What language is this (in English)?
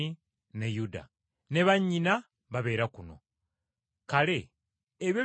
Ganda